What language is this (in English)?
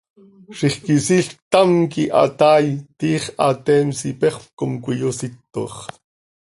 Seri